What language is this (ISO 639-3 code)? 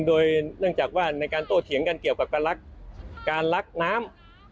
tha